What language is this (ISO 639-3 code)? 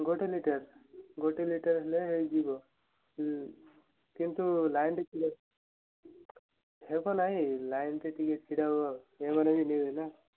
ori